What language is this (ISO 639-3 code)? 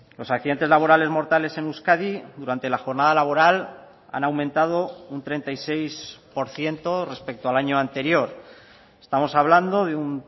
spa